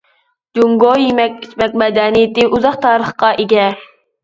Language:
Uyghur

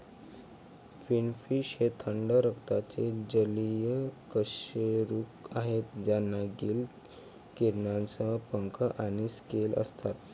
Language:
Marathi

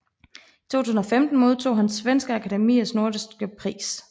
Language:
Danish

